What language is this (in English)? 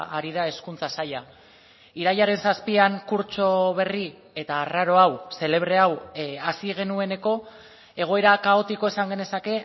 Basque